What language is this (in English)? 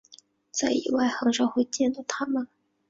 Chinese